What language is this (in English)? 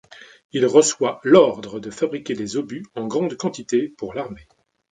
French